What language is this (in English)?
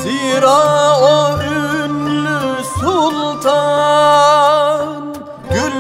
Turkish